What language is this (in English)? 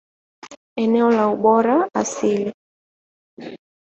Swahili